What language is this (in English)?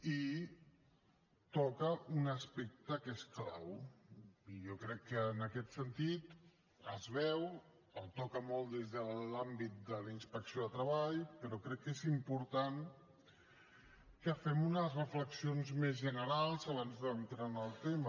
Catalan